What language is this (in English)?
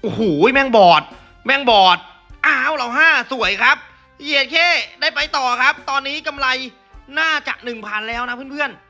Thai